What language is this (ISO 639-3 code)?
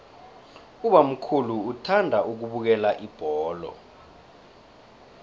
nbl